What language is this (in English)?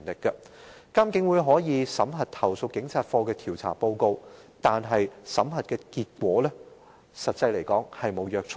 Cantonese